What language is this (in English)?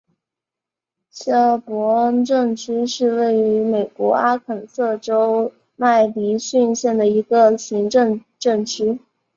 Chinese